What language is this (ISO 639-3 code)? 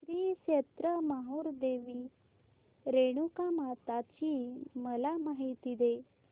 mar